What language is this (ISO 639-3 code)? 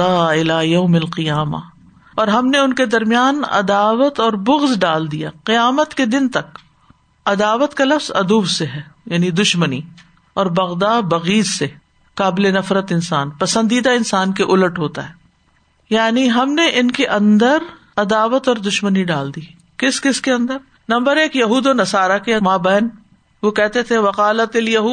urd